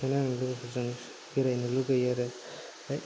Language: Bodo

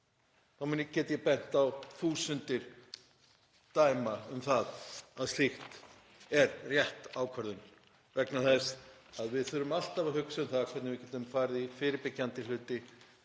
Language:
Icelandic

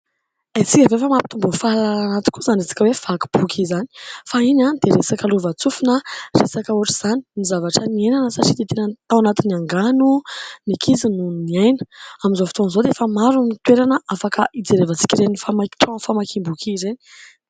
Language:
Malagasy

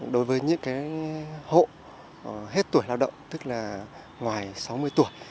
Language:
Vietnamese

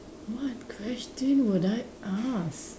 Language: English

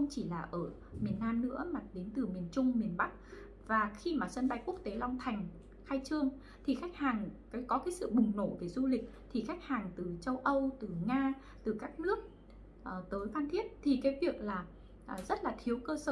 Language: Vietnamese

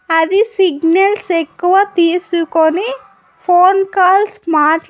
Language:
Telugu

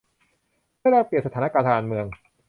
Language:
Thai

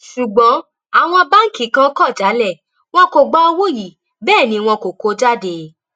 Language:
Yoruba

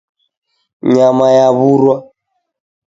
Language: Taita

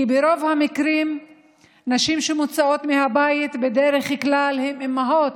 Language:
Hebrew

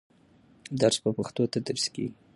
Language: Pashto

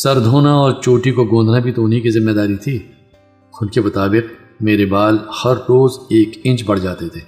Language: Urdu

